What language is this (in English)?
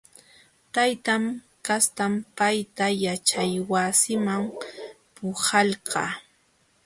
Jauja Wanca Quechua